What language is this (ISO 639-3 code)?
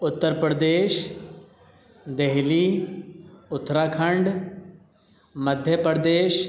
urd